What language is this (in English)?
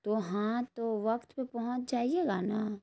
Urdu